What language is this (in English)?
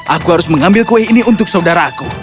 Indonesian